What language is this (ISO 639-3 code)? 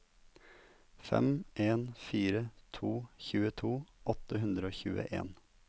nor